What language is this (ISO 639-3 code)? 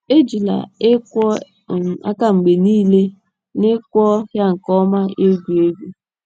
ibo